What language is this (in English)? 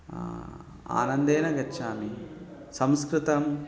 Sanskrit